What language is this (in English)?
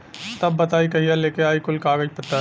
Bhojpuri